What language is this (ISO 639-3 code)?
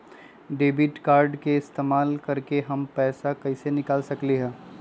mag